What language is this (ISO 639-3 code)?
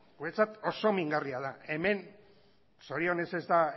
eus